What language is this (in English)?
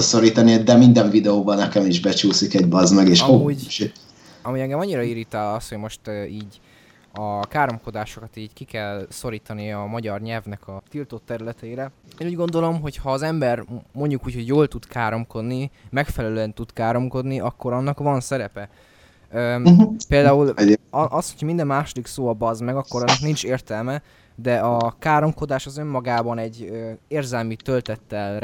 Hungarian